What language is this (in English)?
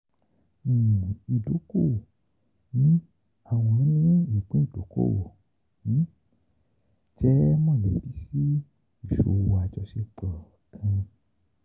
Yoruba